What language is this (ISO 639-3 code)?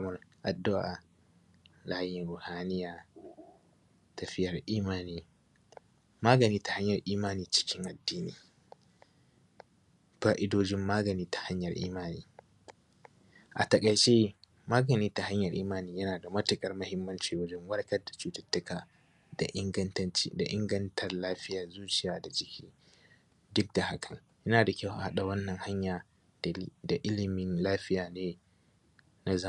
hau